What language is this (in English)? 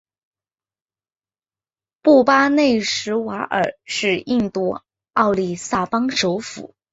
Chinese